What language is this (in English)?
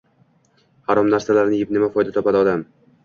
Uzbek